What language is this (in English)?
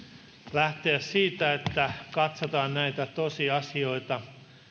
Finnish